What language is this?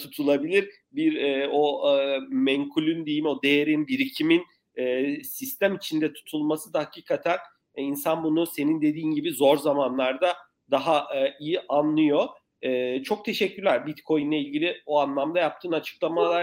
Turkish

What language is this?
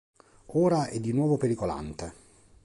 Italian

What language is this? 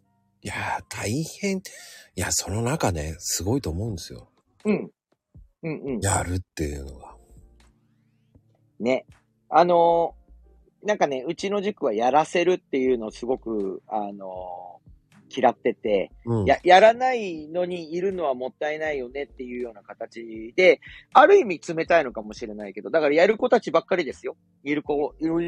Japanese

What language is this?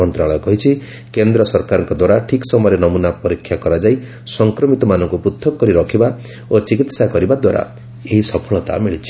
Odia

